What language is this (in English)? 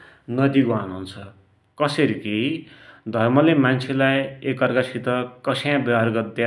Dotyali